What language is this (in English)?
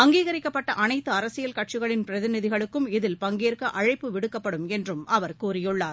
Tamil